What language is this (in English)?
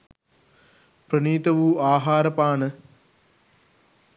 Sinhala